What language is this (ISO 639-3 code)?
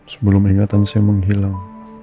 ind